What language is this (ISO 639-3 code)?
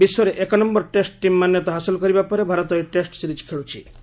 ori